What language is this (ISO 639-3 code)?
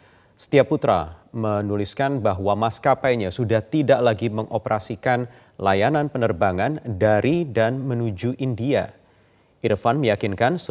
ind